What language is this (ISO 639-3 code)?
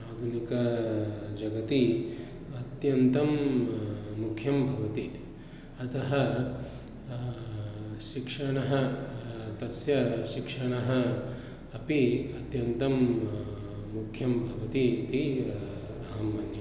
san